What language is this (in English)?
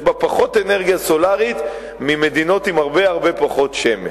Hebrew